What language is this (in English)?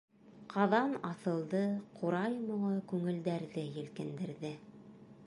Bashkir